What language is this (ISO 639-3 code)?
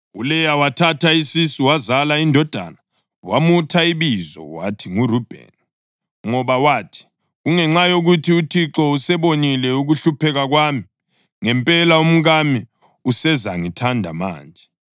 nde